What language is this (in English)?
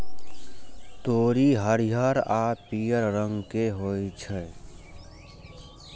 Maithili